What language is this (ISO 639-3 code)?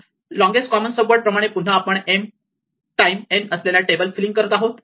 mar